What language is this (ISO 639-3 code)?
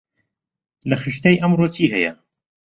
ckb